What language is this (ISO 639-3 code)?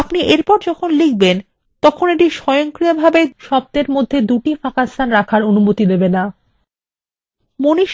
ben